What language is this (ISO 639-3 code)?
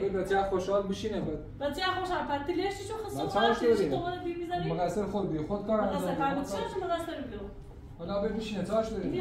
fas